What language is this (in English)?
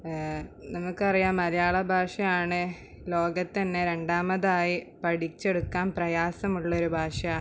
Malayalam